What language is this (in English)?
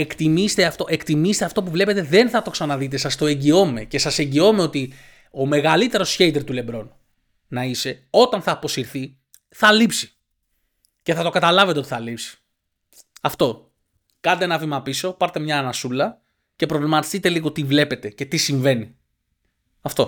Greek